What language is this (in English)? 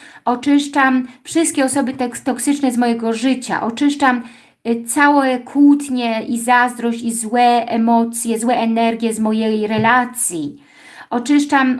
Polish